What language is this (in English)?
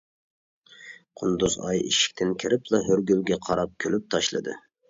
Uyghur